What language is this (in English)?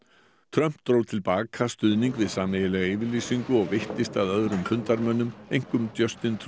Icelandic